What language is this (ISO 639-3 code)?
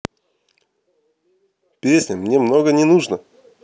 rus